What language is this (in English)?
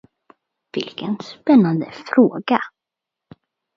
Swedish